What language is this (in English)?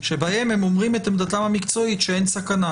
Hebrew